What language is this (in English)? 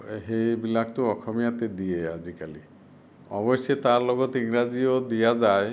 Assamese